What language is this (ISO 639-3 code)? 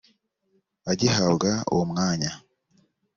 kin